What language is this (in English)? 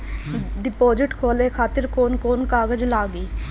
Bhojpuri